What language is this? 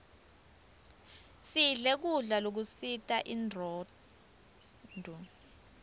Swati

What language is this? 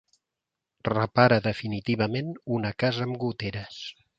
Catalan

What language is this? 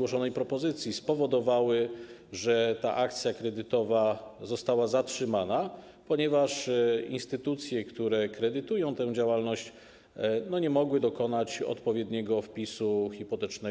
Polish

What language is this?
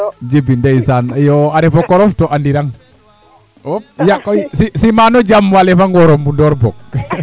Serer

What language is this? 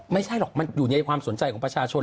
Thai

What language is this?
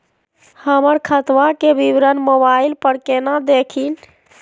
Magahi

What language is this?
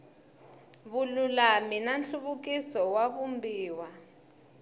Tsonga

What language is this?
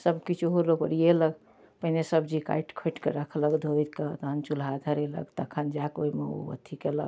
Maithili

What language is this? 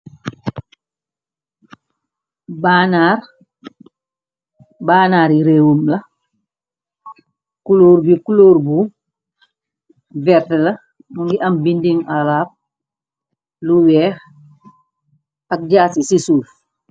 Wolof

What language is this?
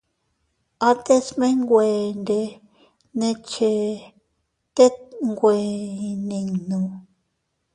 Teutila Cuicatec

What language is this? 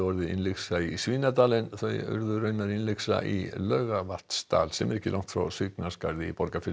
Icelandic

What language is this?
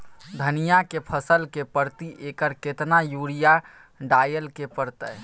Maithili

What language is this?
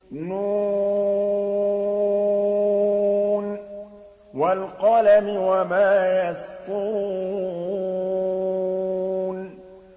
Arabic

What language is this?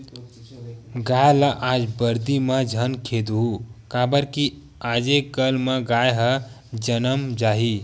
Chhattisgarhi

